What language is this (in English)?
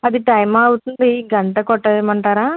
Telugu